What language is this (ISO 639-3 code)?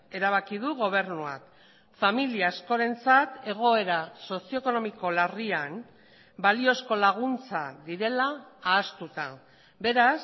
eus